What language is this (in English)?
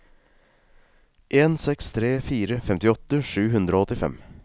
Norwegian